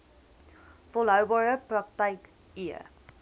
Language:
Afrikaans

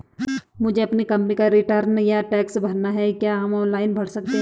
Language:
Hindi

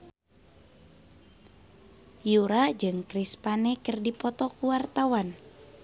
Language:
Sundanese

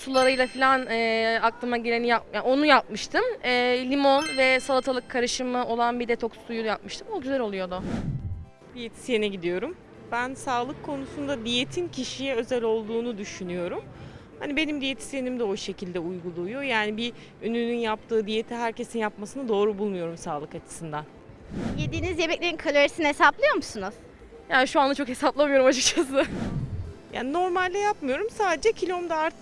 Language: Turkish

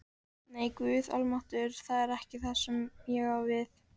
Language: Icelandic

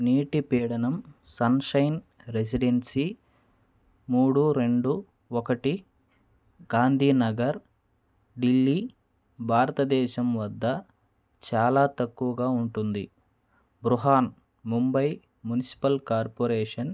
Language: Telugu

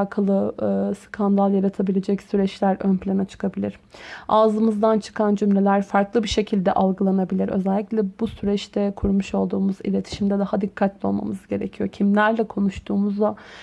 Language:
Turkish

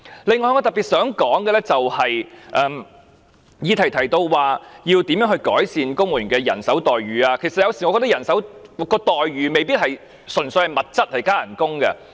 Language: Cantonese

